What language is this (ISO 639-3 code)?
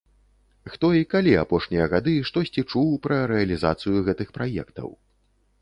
bel